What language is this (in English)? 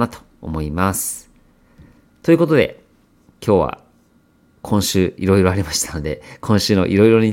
Japanese